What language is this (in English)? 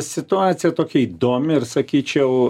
Lithuanian